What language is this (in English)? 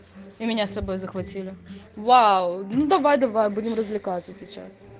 Russian